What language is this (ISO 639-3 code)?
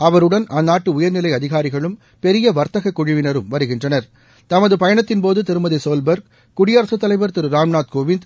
tam